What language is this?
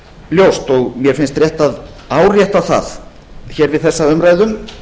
Icelandic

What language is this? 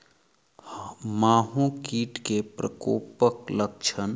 Maithili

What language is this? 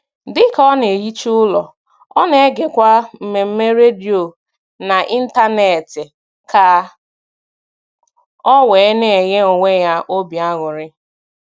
Igbo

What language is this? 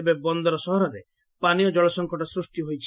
Odia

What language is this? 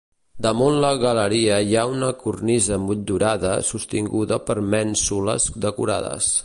Catalan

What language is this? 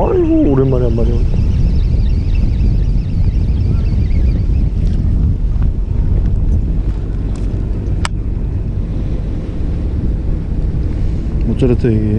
Korean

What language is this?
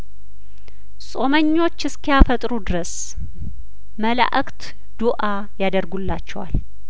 Amharic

